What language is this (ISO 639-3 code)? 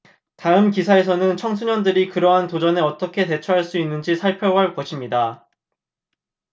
kor